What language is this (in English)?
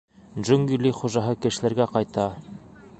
Bashkir